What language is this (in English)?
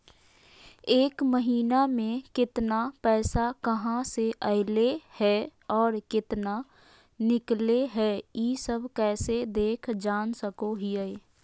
Magahi